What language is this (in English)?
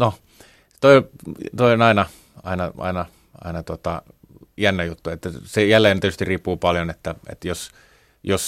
Finnish